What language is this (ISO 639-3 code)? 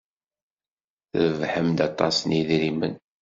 kab